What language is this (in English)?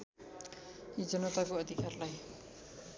Nepali